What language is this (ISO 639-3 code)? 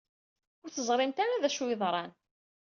kab